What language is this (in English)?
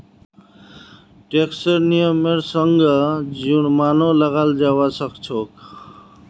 Magahi